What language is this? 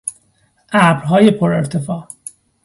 Persian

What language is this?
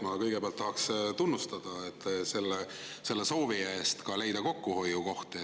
Estonian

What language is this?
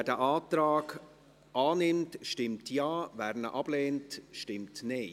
Swiss German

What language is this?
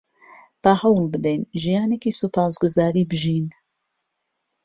Central Kurdish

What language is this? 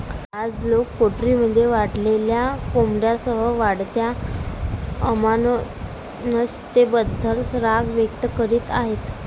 Marathi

